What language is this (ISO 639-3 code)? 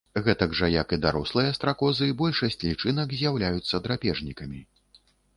bel